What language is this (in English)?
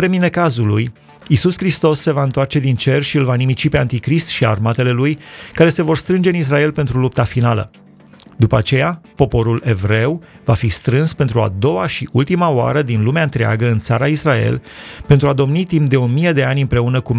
Romanian